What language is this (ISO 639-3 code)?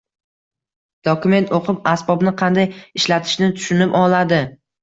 uzb